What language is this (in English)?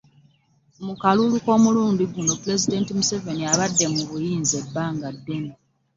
Ganda